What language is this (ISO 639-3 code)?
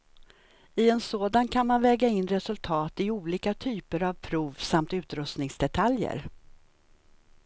swe